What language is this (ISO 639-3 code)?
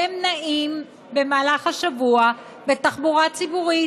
heb